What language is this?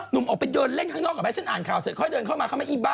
Thai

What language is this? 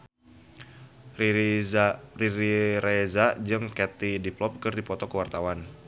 Sundanese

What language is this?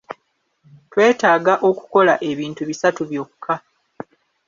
Ganda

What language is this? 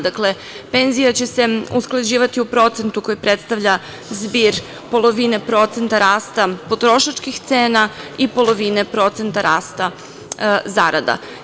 Serbian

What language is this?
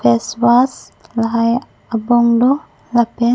Karbi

